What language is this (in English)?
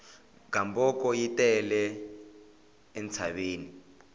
Tsonga